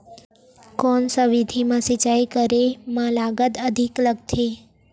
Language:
Chhattisgarhi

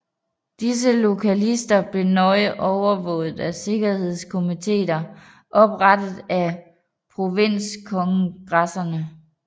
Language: Danish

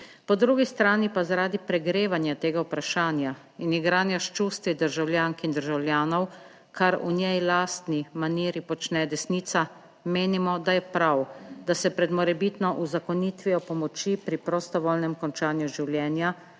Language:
Slovenian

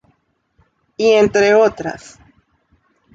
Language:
Spanish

